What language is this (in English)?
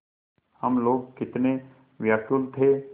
Hindi